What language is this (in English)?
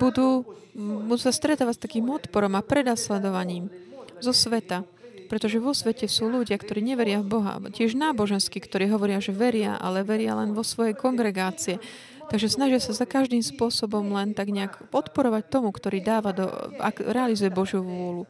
Slovak